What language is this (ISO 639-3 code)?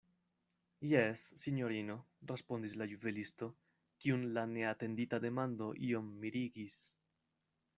epo